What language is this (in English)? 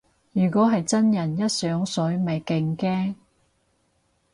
Cantonese